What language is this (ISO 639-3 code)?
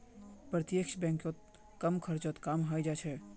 mag